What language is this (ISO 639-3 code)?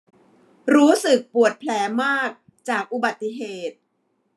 tha